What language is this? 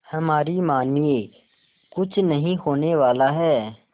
Hindi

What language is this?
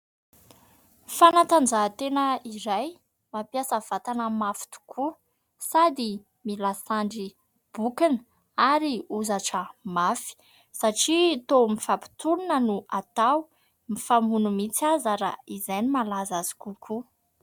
Malagasy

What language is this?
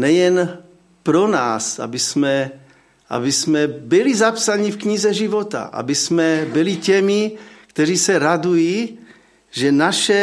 Czech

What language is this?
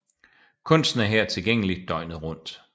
Danish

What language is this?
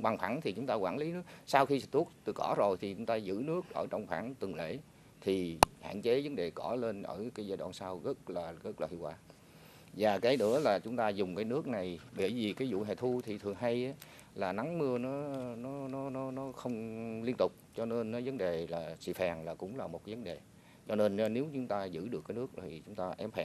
Vietnamese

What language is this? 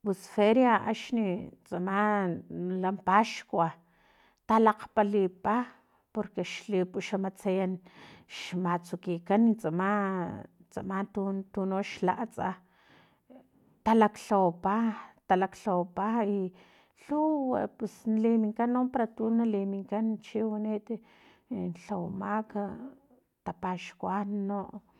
Filomena Mata-Coahuitlán Totonac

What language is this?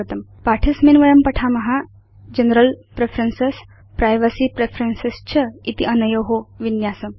Sanskrit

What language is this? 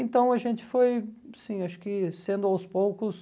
Portuguese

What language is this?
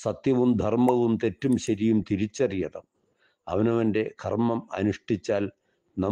Turkish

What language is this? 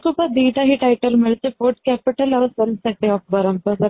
Odia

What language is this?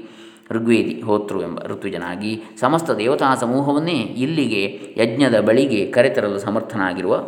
Kannada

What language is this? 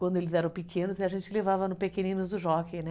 Portuguese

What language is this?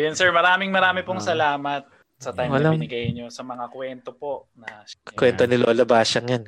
Filipino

